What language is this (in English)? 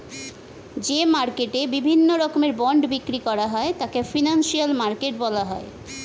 Bangla